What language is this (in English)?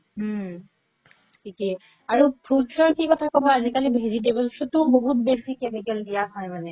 Assamese